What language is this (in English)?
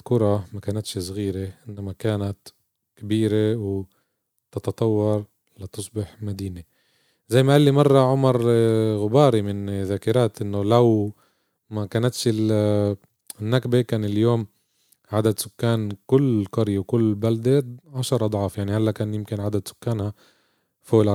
Arabic